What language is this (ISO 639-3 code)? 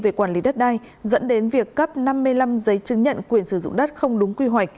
vie